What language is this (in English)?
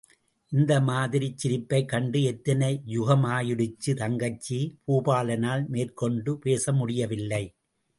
Tamil